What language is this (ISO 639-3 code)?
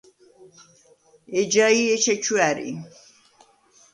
sva